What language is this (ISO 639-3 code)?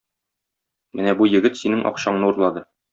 tat